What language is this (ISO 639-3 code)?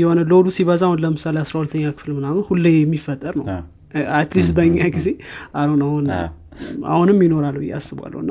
amh